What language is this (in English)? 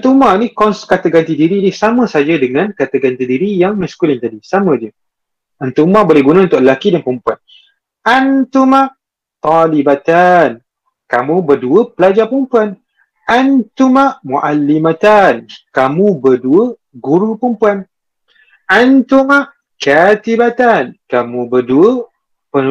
Malay